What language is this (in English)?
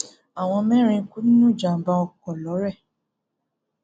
Yoruba